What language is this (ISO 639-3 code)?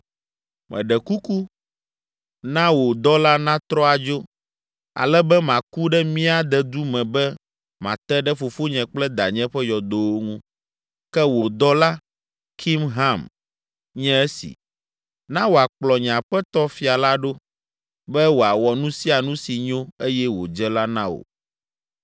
ewe